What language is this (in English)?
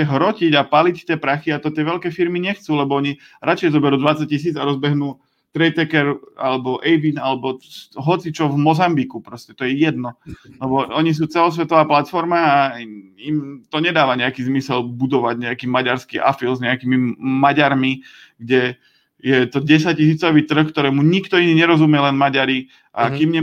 Slovak